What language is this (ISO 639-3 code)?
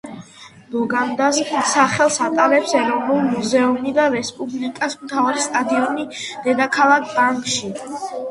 kat